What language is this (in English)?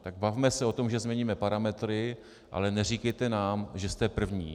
Czech